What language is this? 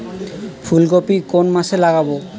Bangla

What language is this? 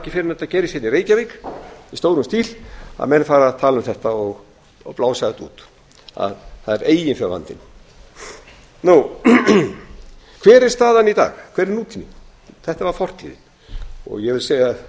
Icelandic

